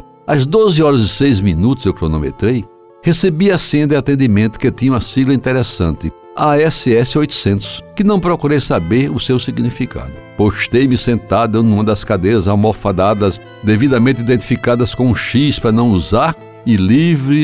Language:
Portuguese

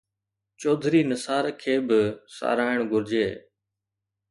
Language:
Sindhi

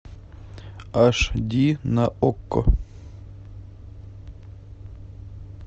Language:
Russian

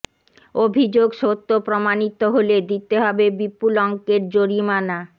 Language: Bangla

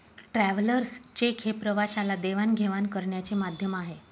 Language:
Marathi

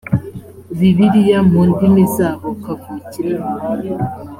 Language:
Kinyarwanda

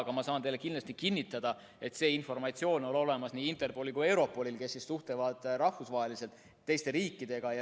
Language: Estonian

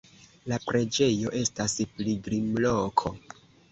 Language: Esperanto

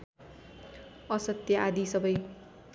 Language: Nepali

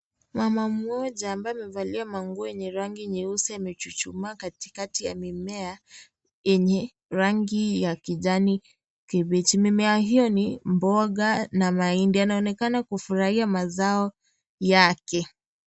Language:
Swahili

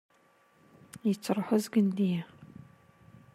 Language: Kabyle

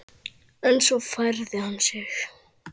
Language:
Icelandic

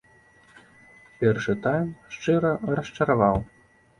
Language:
Belarusian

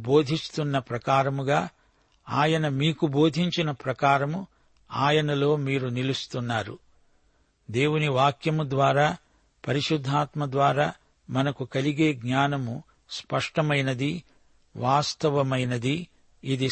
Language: Telugu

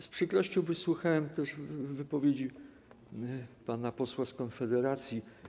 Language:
Polish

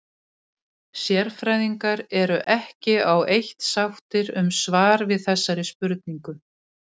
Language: Icelandic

